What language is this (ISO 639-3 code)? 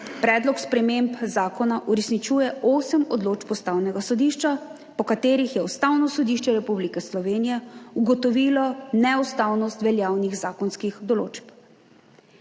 slv